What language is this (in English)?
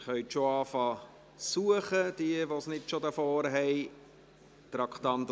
Swiss German